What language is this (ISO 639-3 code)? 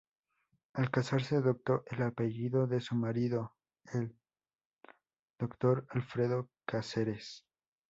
spa